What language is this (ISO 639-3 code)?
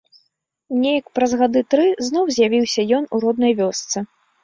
bel